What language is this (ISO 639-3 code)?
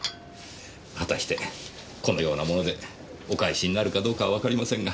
jpn